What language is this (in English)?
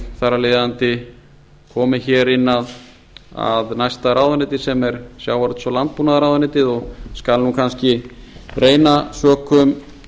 Icelandic